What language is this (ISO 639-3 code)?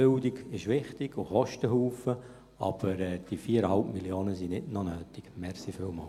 gsw